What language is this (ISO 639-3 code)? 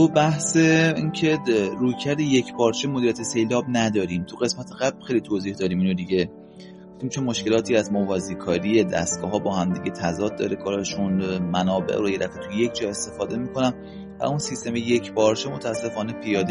fas